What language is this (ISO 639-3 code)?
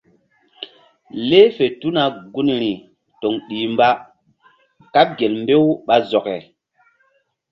mdd